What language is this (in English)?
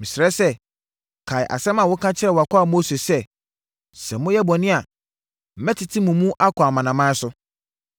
Akan